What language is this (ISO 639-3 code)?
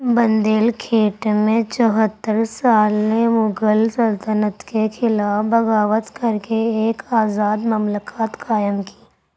urd